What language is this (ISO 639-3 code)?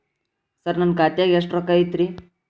kan